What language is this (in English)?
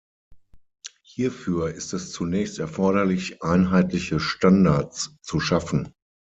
German